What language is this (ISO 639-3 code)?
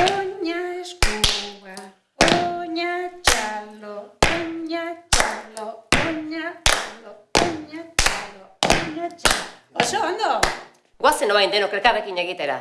eus